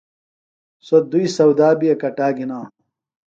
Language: Phalura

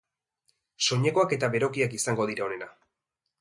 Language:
Basque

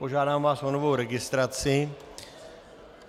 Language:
Czech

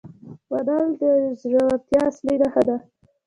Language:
Pashto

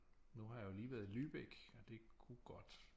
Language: Danish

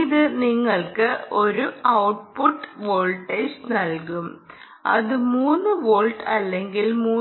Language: Malayalam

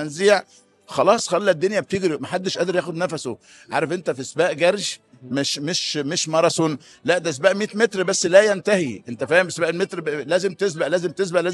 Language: Arabic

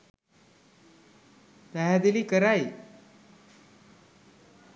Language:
Sinhala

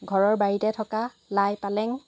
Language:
Assamese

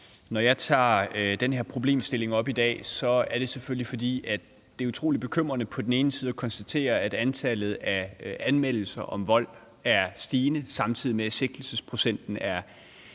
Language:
Danish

